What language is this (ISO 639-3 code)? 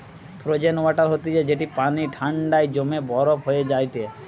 ben